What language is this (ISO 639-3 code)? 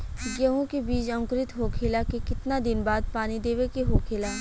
bho